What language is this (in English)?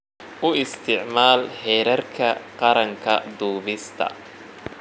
Somali